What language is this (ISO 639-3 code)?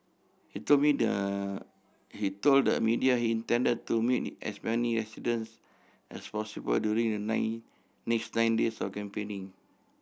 eng